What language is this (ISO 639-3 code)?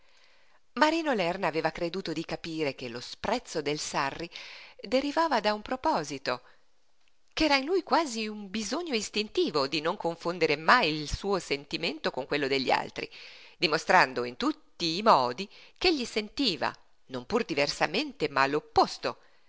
ita